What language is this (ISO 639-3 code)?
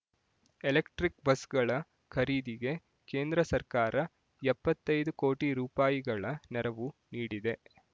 kan